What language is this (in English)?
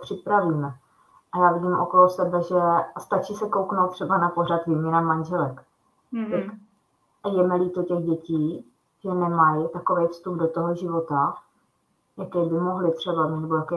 Czech